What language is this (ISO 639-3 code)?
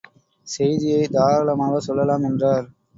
tam